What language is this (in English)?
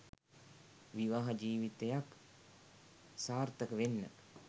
Sinhala